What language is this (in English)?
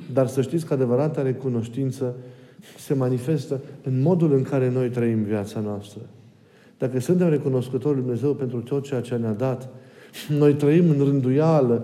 Romanian